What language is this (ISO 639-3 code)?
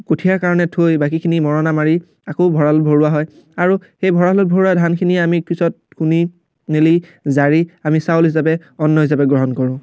asm